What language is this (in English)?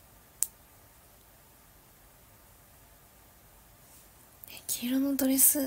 Japanese